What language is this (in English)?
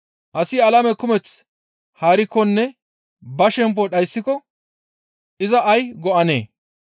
Gamo